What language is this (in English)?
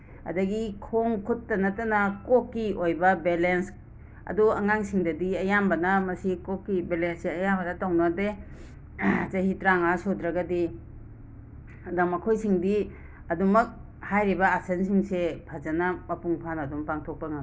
Manipuri